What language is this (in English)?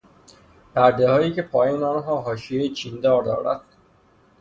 Persian